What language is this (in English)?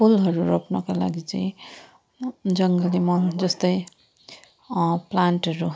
Nepali